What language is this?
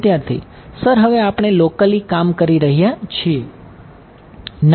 Gujarati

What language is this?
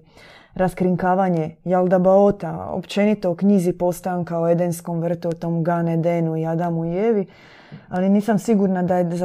Croatian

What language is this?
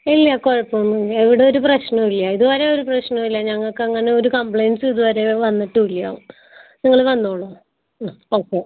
Malayalam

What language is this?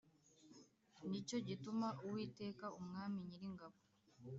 Kinyarwanda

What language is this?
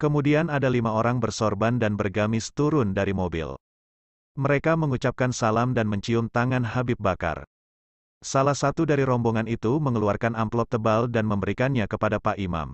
Indonesian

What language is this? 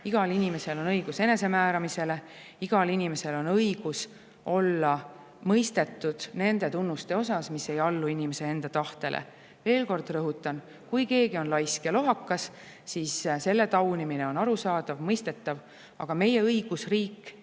Estonian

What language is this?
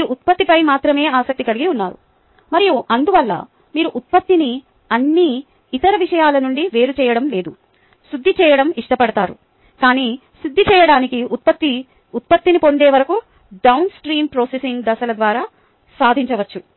Telugu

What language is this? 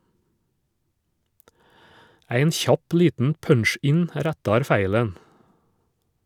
Norwegian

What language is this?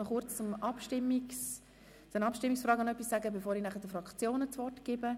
Swiss German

